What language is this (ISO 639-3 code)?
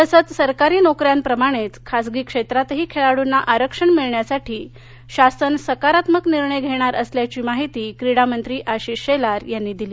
mar